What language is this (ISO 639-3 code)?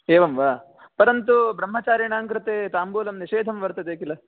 san